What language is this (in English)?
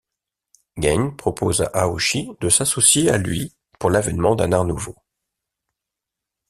French